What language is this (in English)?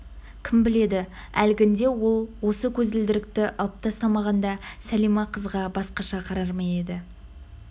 Kazakh